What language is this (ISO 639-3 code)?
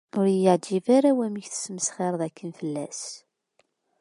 kab